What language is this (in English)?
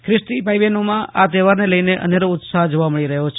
Gujarati